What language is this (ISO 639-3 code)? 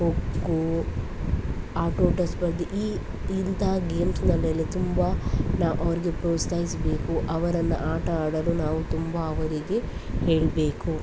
kan